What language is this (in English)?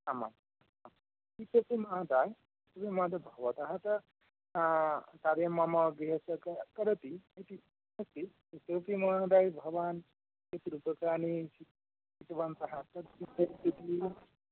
Sanskrit